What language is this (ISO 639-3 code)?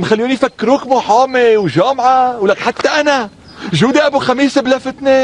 ara